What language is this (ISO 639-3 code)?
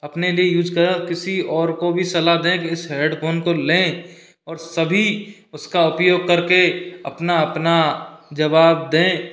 hin